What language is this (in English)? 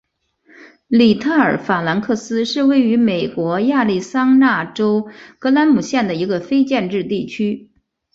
Chinese